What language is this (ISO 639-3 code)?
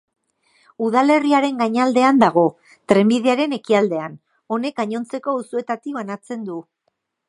eus